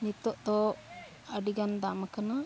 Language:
Santali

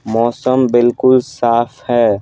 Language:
Hindi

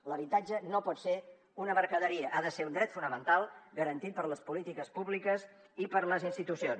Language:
Catalan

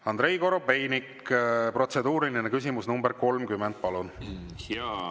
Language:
Estonian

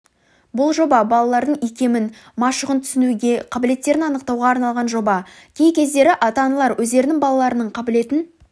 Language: Kazakh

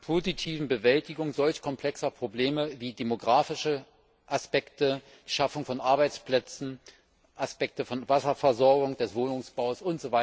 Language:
German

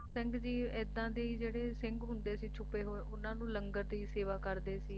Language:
Punjabi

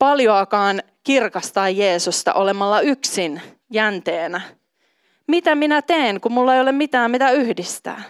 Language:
Finnish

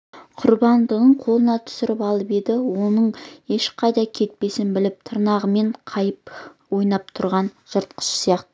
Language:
Kazakh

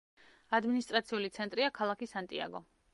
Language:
Georgian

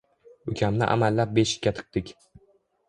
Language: Uzbek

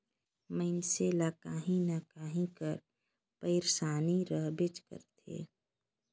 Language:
Chhattisgarhi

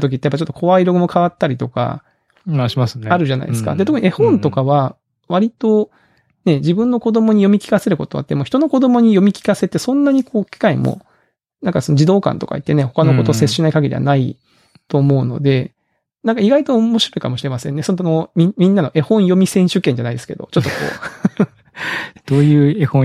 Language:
Japanese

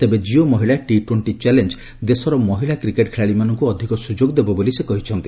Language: Odia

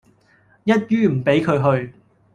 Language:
Cantonese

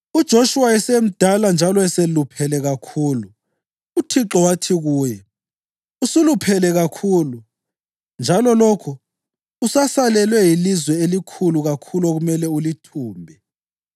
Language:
North Ndebele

